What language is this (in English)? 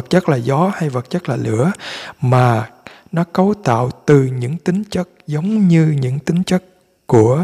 Vietnamese